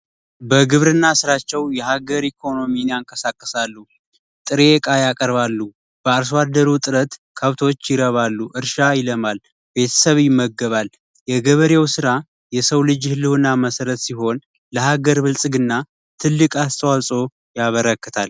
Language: Amharic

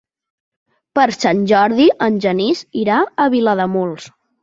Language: Catalan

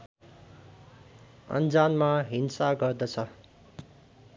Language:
Nepali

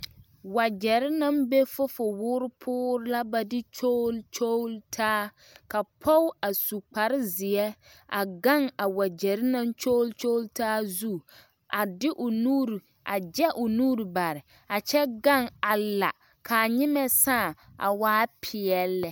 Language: Southern Dagaare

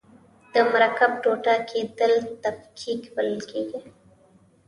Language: Pashto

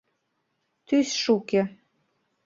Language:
Mari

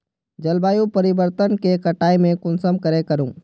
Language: Magahi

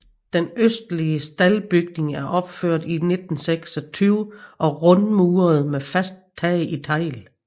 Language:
Danish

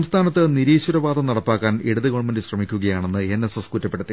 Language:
Malayalam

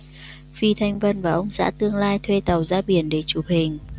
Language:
Vietnamese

